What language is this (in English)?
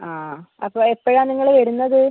Malayalam